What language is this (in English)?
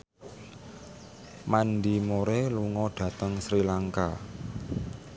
Javanese